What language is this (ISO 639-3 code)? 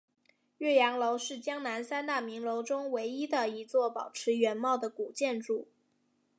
zho